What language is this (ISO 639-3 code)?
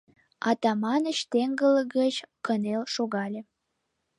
chm